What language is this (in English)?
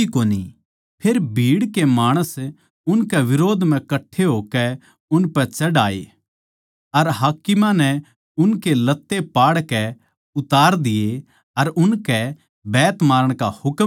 Haryanvi